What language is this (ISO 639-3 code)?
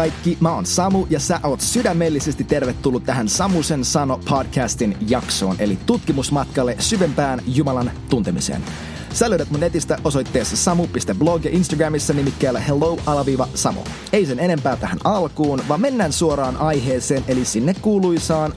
fin